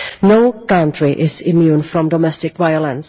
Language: English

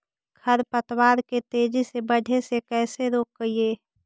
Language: Magahi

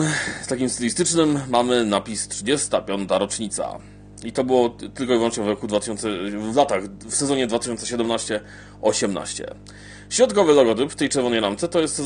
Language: Polish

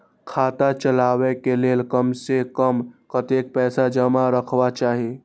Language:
Maithili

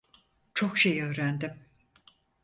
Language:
Turkish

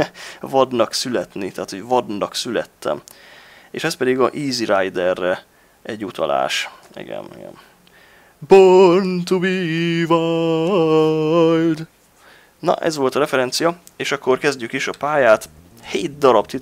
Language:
Hungarian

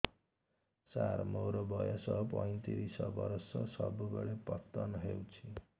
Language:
Odia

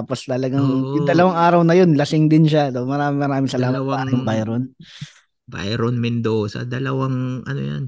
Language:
Filipino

